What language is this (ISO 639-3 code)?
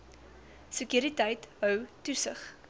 afr